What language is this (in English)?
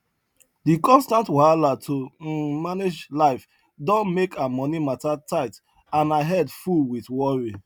Nigerian Pidgin